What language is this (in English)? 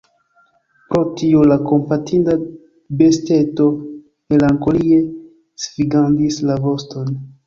Esperanto